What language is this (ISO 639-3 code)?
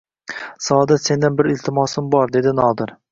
uzb